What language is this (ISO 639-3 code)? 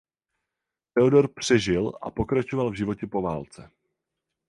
ces